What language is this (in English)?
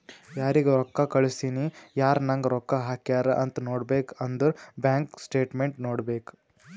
Kannada